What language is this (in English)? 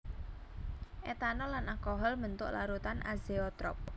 Javanese